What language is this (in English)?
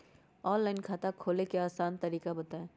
Magahi